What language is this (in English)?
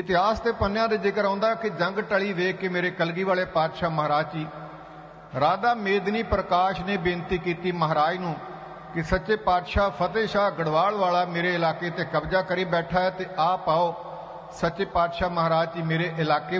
Hindi